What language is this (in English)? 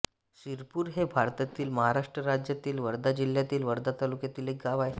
Marathi